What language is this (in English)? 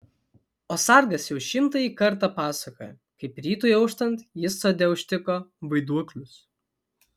Lithuanian